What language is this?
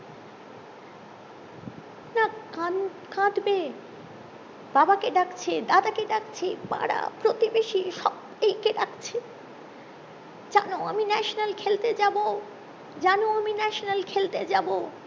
Bangla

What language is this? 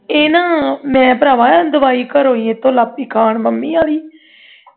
Punjabi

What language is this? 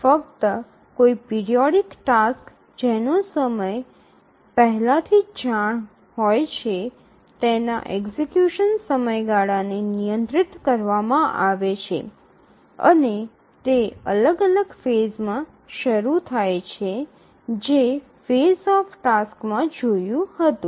Gujarati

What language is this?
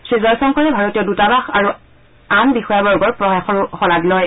Assamese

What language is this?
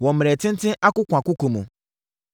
Akan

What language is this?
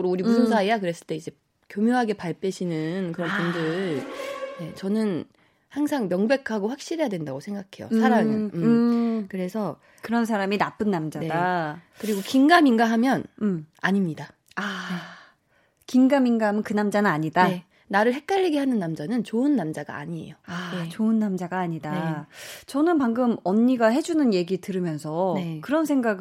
Korean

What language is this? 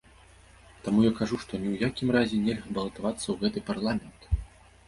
Belarusian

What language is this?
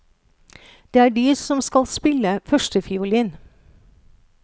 Norwegian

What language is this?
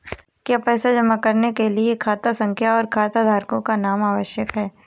Hindi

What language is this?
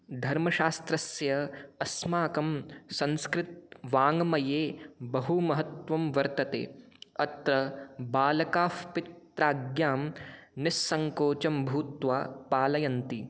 Sanskrit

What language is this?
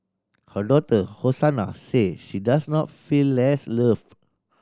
English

